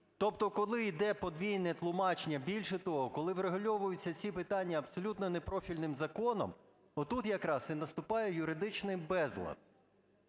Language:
Ukrainian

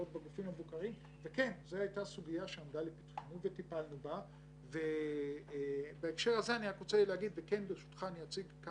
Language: Hebrew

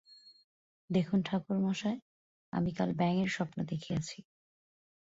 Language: Bangla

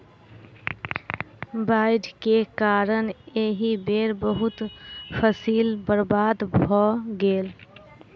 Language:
Maithili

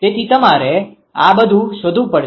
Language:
Gujarati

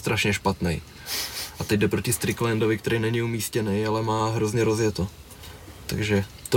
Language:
Czech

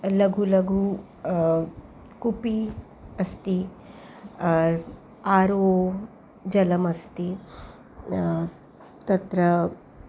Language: Sanskrit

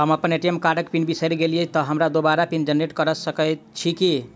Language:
Maithili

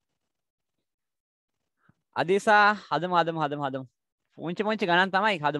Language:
Hindi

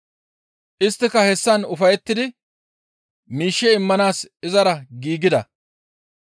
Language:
Gamo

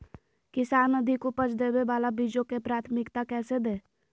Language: Magahi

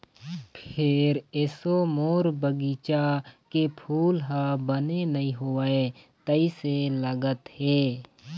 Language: Chhattisgarhi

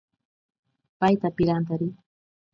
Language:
Ashéninka Perené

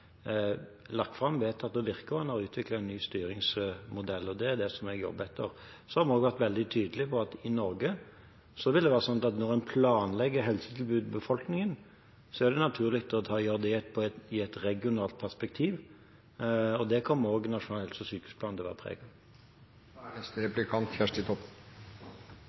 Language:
Norwegian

